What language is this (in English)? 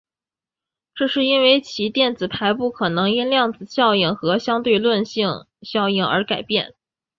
Chinese